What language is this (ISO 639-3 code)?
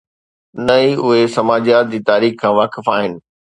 snd